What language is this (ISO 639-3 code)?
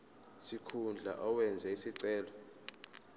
zul